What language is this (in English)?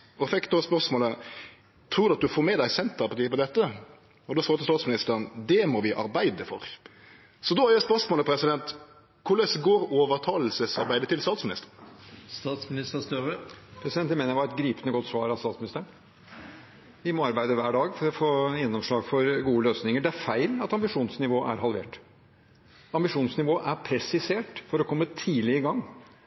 Norwegian